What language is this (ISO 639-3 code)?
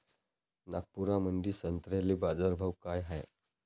mar